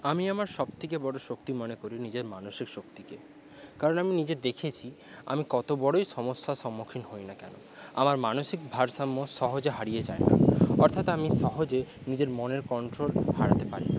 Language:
Bangla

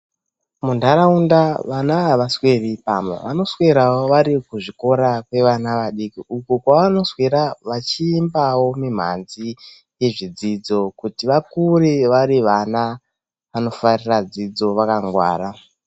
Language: Ndau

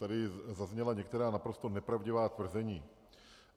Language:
Czech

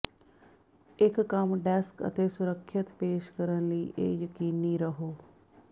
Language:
Punjabi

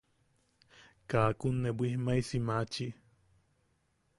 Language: Yaqui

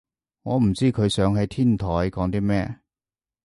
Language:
Cantonese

